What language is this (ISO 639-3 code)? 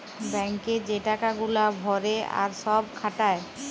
ben